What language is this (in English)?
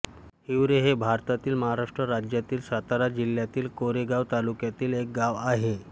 Marathi